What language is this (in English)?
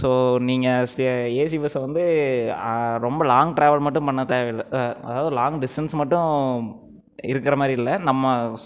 Tamil